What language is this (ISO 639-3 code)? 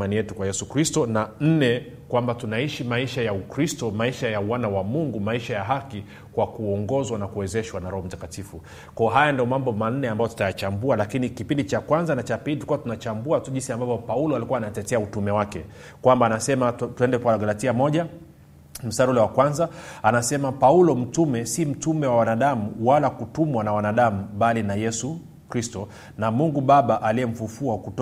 swa